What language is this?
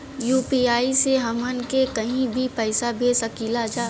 Bhojpuri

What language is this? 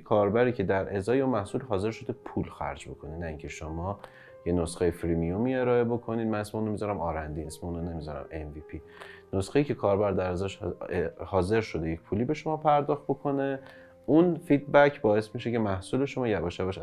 Persian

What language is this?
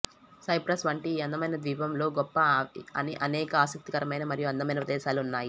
Telugu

